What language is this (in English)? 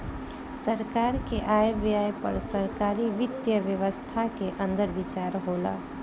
Bhojpuri